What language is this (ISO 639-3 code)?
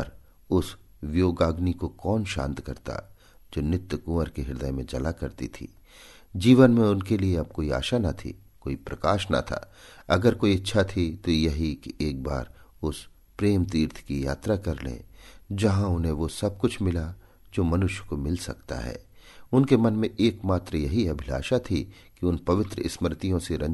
hin